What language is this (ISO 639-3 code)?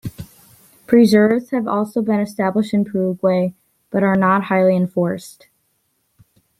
eng